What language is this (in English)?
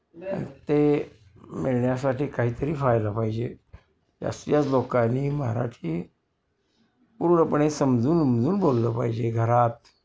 Marathi